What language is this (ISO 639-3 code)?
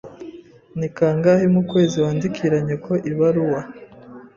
kin